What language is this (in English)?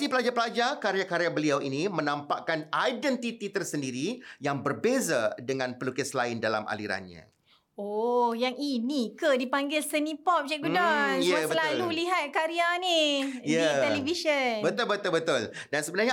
Malay